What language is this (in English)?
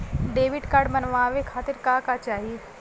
Bhojpuri